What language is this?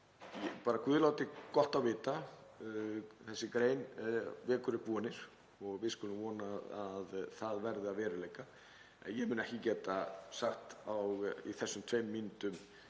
Icelandic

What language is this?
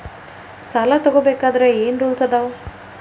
Kannada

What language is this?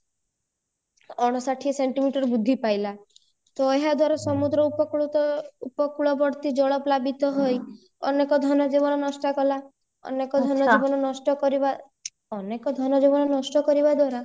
Odia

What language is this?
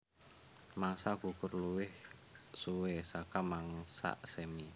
Javanese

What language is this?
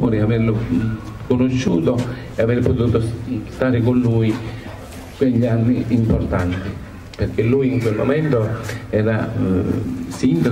Italian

